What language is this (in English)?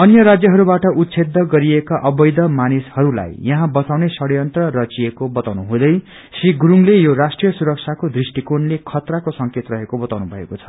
Nepali